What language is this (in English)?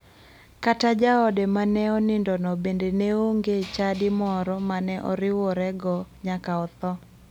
Luo (Kenya and Tanzania)